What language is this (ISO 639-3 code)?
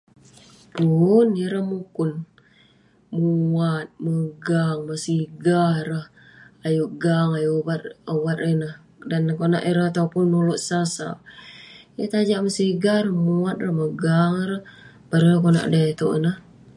pne